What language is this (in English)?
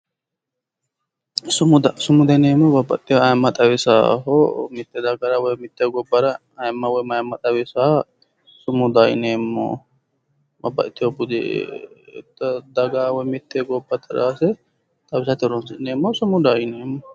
Sidamo